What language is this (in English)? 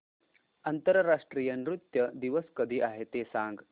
Marathi